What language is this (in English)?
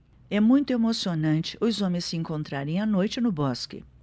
Portuguese